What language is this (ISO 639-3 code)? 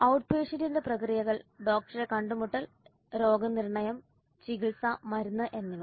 mal